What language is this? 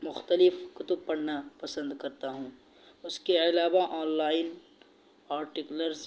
Urdu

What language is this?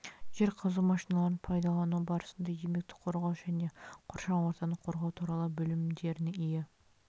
Kazakh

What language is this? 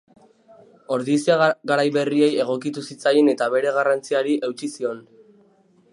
Basque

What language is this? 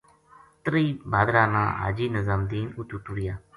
Gujari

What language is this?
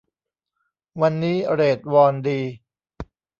Thai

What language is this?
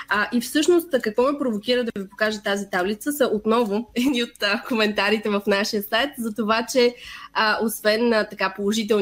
Bulgarian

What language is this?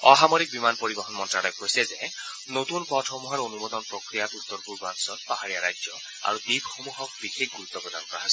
Assamese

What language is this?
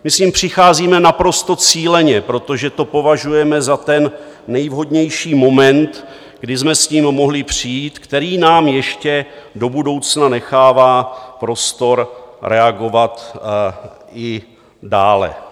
Czech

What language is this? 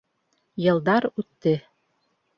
Bashkir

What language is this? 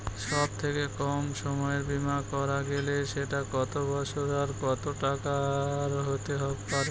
Bangla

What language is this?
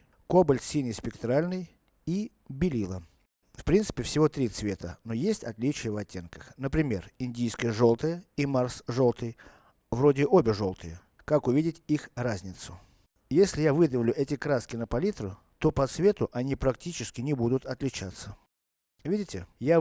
Russian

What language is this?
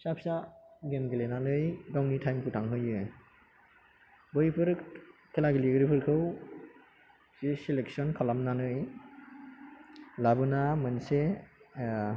Bodo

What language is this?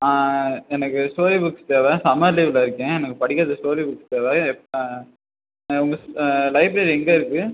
Tamil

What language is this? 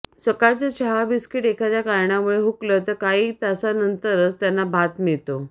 Marathi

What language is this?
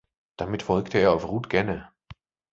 German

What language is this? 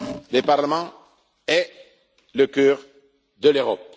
French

